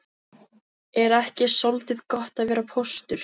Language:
Icelandic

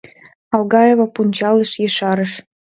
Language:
Mari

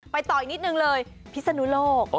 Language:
Thai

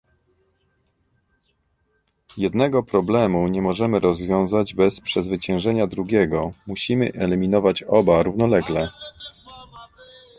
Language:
Polish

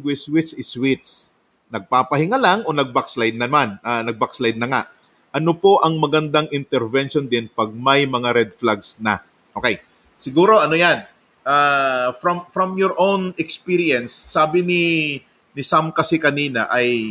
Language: Filipino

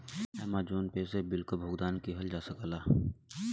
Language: Bhojpuri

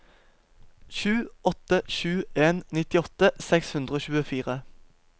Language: Norwegian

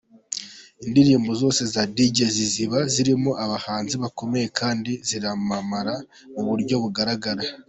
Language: Kinyarwanda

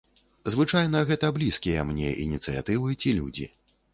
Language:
Belarusian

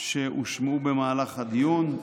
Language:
Hebrew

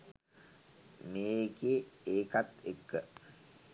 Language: Sinhala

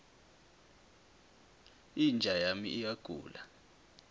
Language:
South Ndebele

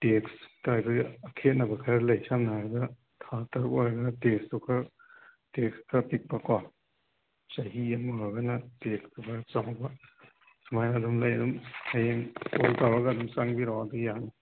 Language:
Manipuri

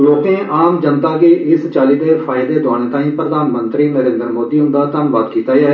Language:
Dogri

